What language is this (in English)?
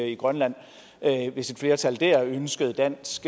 Danish